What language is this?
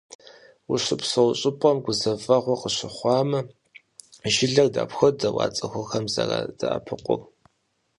Kabardian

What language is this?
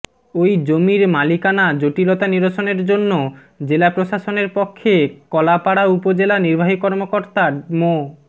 Bangla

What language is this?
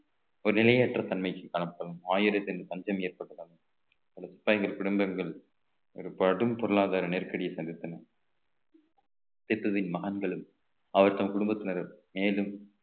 Tamil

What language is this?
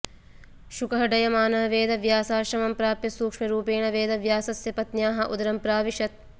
Sanskrit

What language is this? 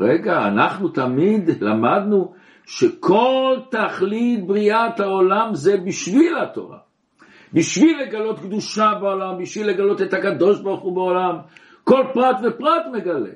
Hebrew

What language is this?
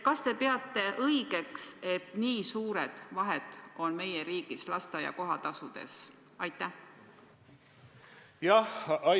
Estonian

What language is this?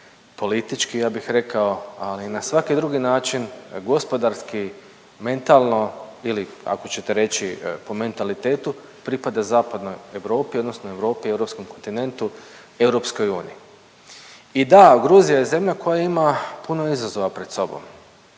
Croatian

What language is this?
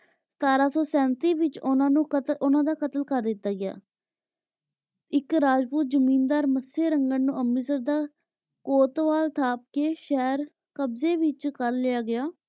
Punjabi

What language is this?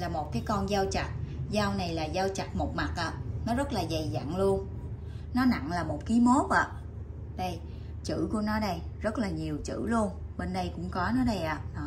Vietnamese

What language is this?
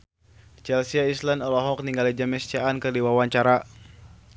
Sundanese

